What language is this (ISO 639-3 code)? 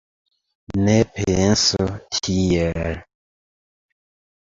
epo